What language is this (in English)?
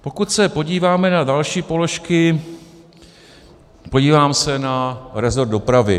Czech